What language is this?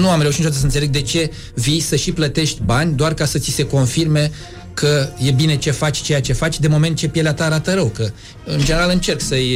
Romanian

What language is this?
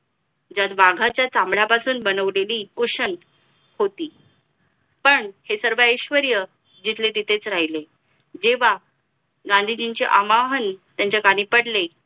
Marathi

